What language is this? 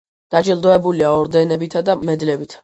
Georgian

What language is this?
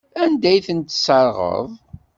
Kabyle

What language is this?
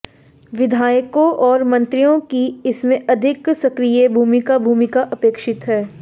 Hindi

